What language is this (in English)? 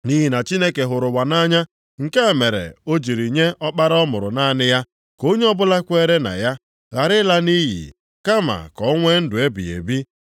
Igbo